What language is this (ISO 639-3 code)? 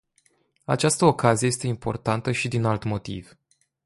ron